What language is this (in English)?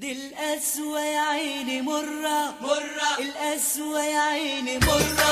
Arabic